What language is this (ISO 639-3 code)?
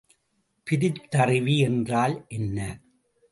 tam